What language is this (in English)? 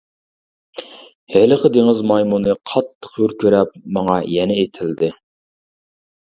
Uyghur